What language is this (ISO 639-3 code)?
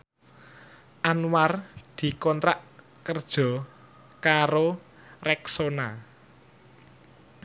jav